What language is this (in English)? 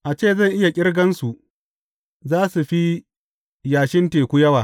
Hausa